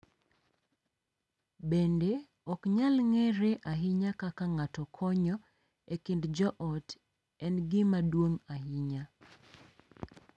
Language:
Luo (Kenya and Tanzania)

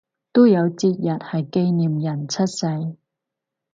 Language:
Cantonese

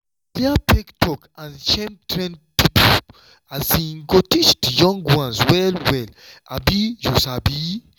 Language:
Nigerian Pidgin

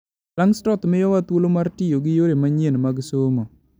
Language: Luo (Kenya and Tanzania)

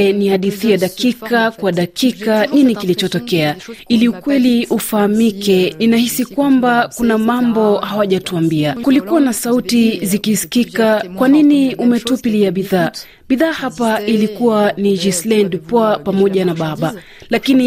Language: Swahili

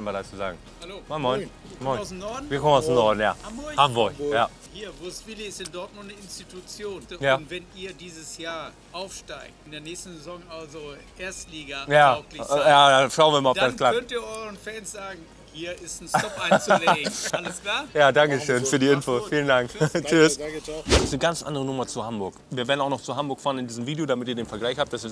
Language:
German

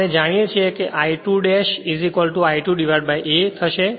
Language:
Gujarati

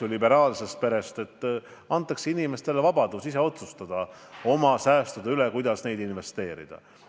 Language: Estonian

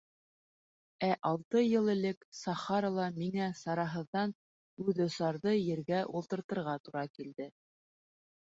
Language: Bashkir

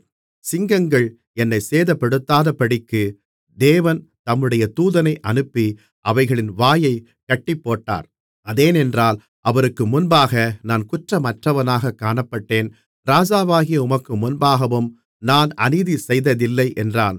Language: Tamil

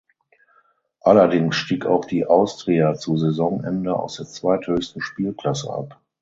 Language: German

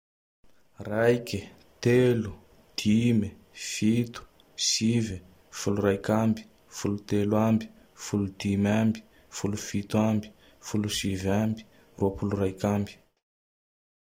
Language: Tandroy-Mahafaly Malagasy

